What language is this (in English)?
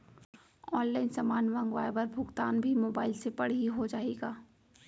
Chhattisgarhi